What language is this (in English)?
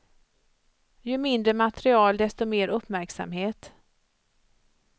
Swedish